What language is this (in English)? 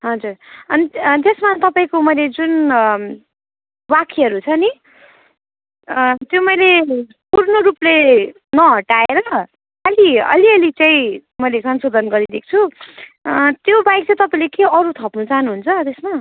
Nepali